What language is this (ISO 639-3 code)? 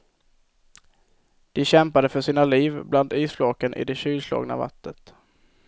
swe